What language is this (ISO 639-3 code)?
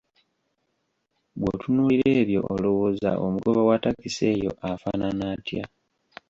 lug